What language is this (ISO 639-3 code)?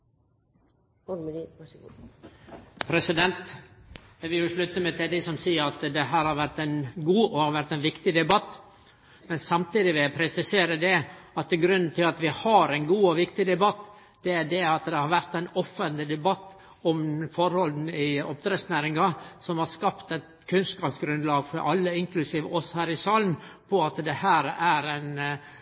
nno